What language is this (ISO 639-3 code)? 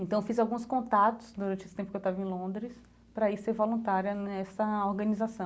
por